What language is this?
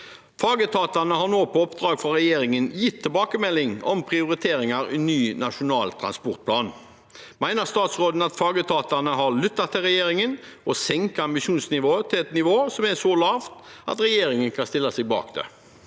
Norwegian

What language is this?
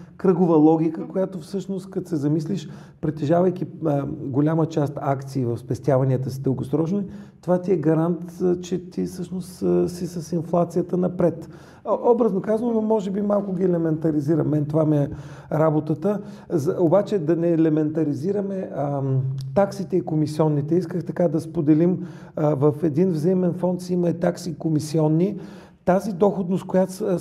Bulgarian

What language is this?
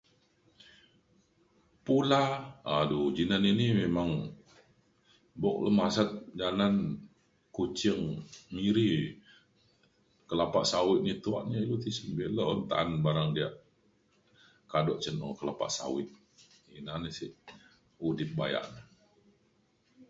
Mainstream Kenyah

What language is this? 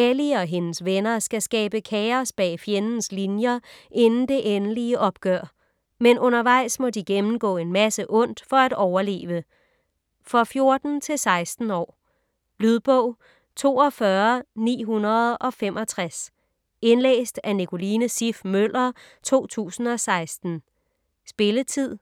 Danish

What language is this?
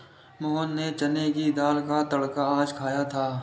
Hindi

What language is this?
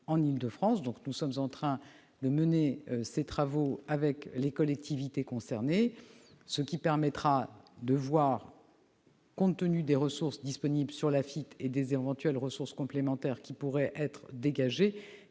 French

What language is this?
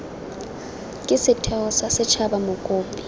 Tswana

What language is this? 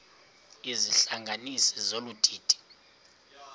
Xhosa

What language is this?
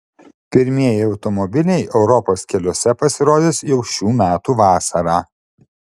Lithuanian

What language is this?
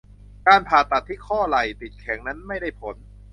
Thai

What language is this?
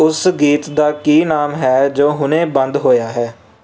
Punjabi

